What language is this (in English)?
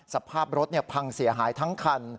Thai